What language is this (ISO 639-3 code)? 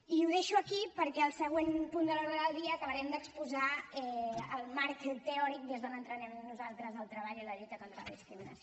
cat